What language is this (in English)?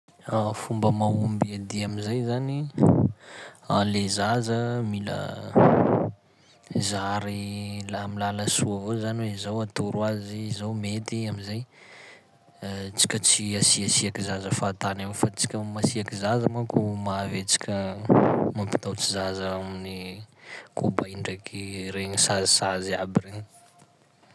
Sakalava Malagasy